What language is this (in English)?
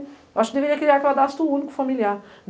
Portuguese